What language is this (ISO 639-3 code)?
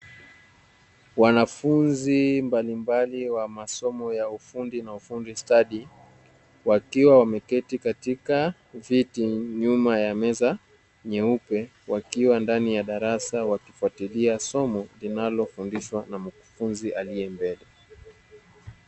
swa